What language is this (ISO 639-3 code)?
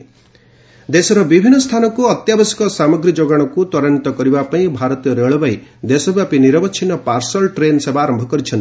ori